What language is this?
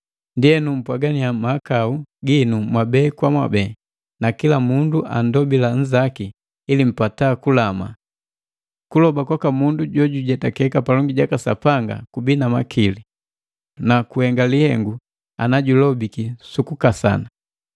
Matengo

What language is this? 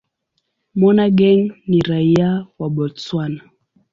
Swahili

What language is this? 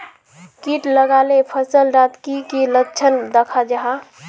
Magahi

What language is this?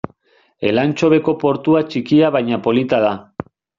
Basque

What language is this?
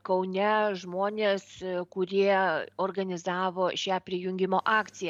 Lithuanian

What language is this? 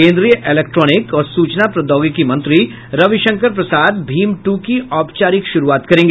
Hindi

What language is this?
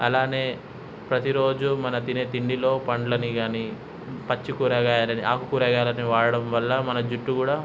Telugu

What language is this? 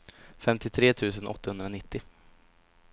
Swedish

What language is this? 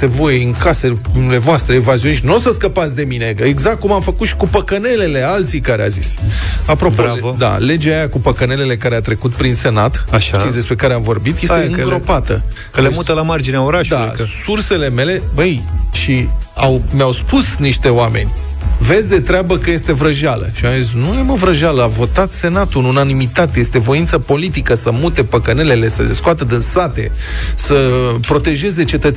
Romanian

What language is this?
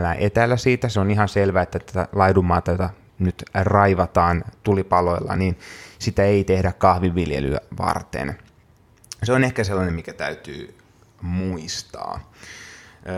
Finnish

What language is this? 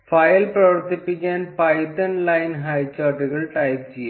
Malayalam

